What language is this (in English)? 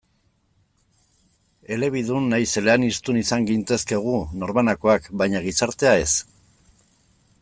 Basque